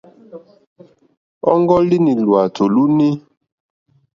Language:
Mokpwe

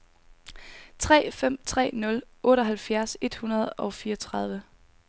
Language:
Danish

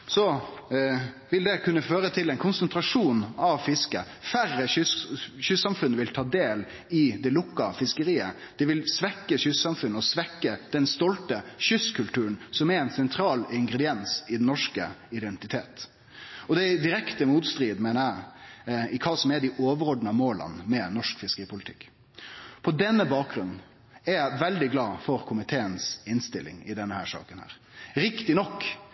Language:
Norwegian Nynorsk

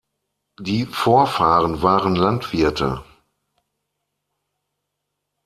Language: German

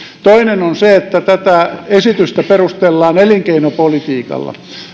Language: Finnish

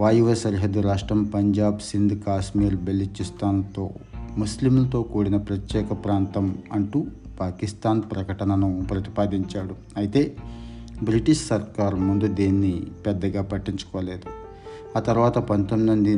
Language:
Telugu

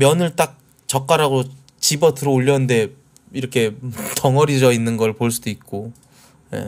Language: Korean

